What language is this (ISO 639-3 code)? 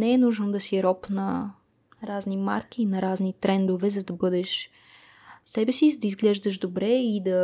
bul